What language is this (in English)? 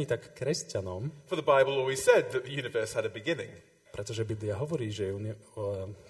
Slovak